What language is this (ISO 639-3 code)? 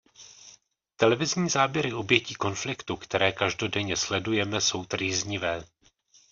ces